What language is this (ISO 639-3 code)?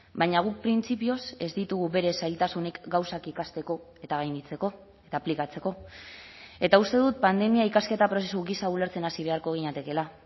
eus